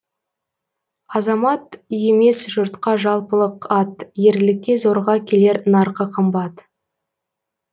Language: Kazakh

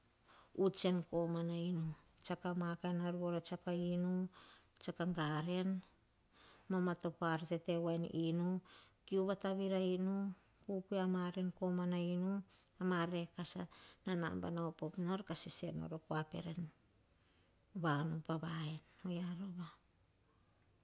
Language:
Hahon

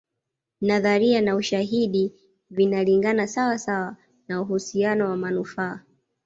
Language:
Swahili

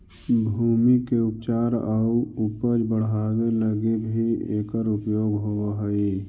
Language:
Magahi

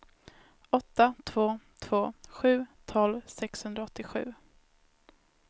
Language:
Swedish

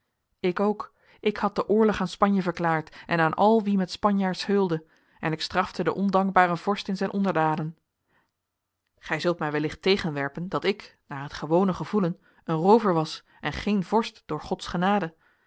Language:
Dutch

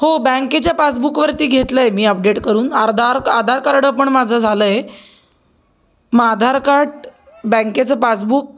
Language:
Marathi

